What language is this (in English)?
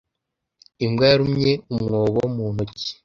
Kinyarwanda